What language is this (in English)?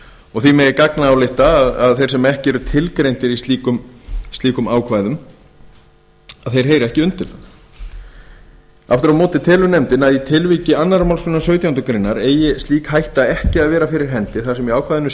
Icelandic